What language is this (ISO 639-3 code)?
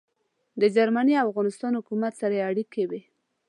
pus